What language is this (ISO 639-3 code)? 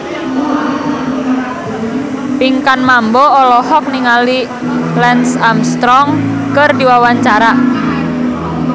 sun